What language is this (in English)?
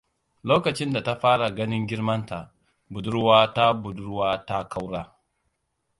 Hausa